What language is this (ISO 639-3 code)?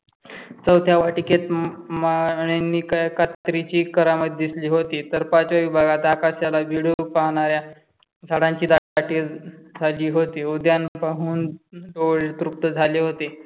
mar